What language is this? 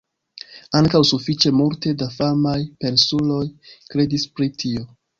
Esperanto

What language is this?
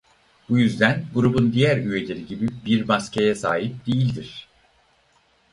Turkish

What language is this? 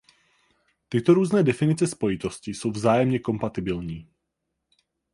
Czech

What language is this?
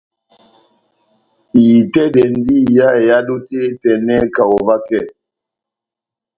Batanga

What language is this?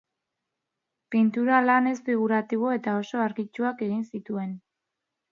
Basque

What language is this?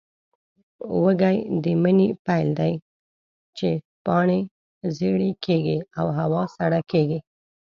Pashto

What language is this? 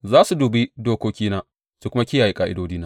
Hausa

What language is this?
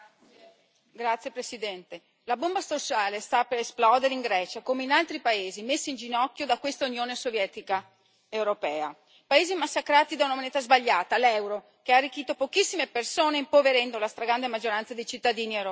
Italian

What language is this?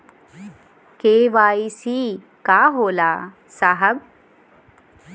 Bhojpuri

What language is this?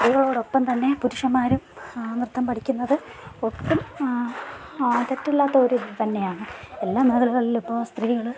Malayalam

